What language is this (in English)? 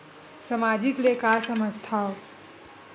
Chhattisgarhi